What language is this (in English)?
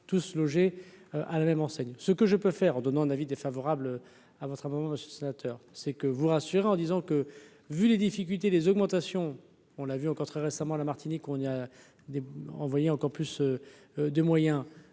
French